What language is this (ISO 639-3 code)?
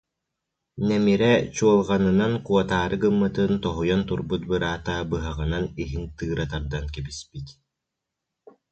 sah